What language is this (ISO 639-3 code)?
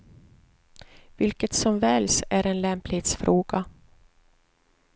swe